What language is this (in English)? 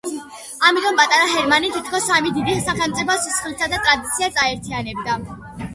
Georgian